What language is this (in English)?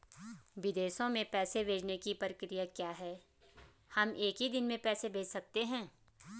Hindi